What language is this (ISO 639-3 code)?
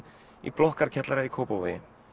isl